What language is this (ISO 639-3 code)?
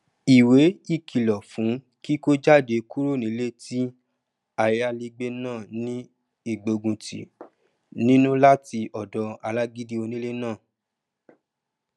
yor